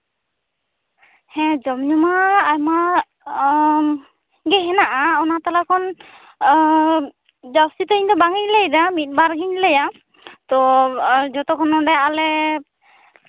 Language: Santali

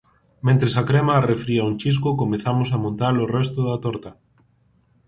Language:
Galician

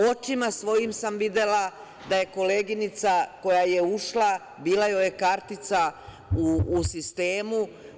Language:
Serbian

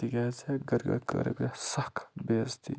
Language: Kashmiri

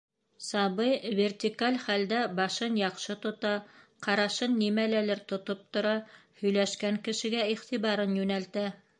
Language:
Bashkir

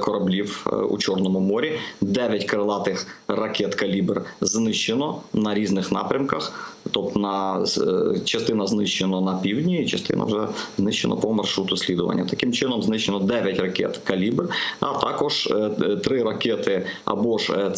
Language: Ukrainian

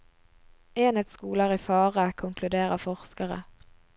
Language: Norwegian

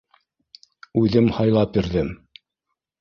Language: Bashkir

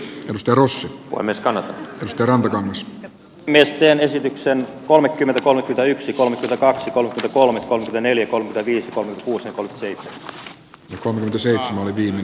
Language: Finnish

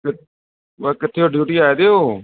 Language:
Punjabi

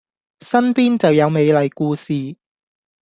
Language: Cantonese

